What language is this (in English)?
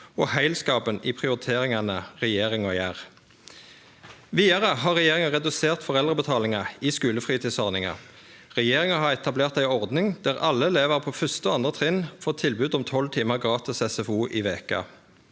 Norwegian